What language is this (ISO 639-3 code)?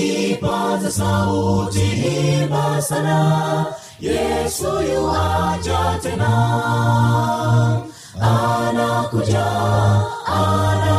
swa